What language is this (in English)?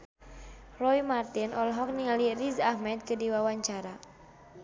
Sundanese